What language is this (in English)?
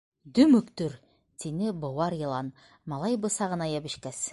Bashkir